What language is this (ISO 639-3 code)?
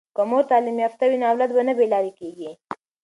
pus